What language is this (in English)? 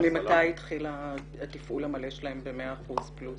Hebrew